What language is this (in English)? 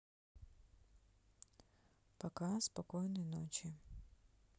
Russian